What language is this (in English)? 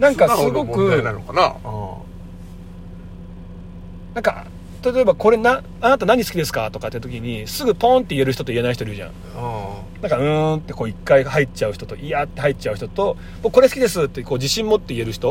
Japanese